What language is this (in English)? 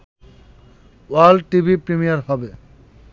Bangla